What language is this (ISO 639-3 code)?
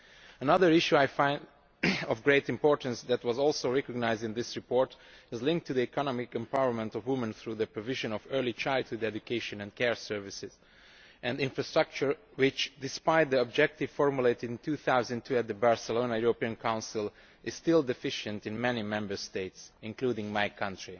eng